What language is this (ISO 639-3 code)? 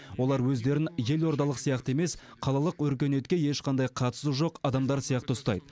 kaz